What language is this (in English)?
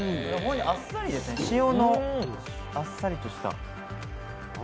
Japanese